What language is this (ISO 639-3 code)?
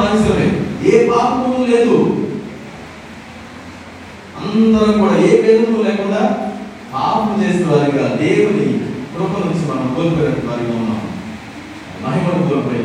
tel